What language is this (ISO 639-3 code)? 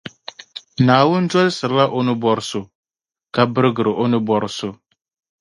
dag